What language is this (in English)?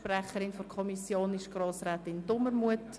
Swiss German